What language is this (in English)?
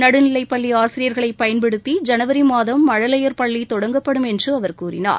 Tamil